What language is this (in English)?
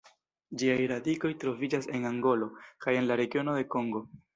Esperanto